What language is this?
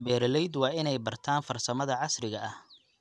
Somali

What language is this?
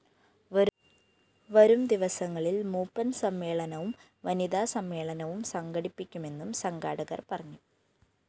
Malayalam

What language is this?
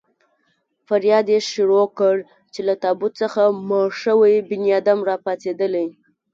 Pashto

